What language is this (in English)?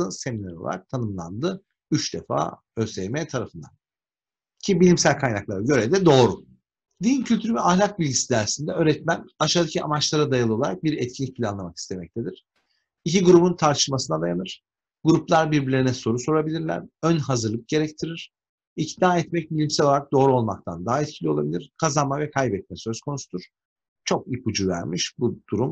Turkish